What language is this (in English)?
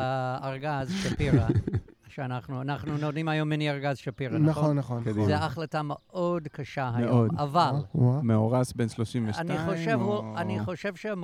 Hebrew